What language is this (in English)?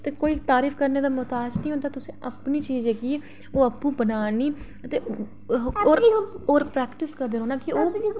Dogri